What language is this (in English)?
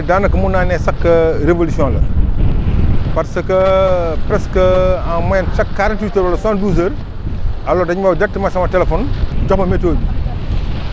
Wolof